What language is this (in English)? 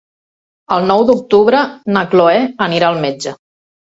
Catalan